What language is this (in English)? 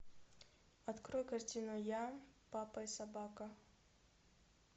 Russian